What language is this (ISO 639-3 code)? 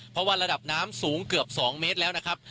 tha